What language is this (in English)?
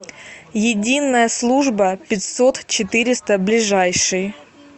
Russian